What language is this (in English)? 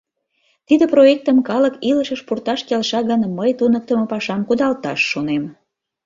Mari